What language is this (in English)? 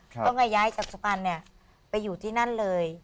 Thai